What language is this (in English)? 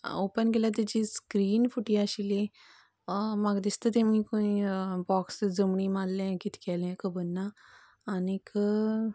Konkani